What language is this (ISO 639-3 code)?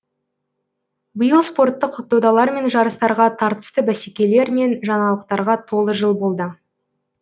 kaz